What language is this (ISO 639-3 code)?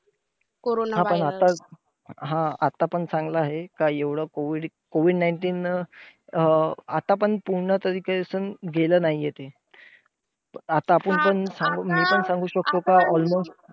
mar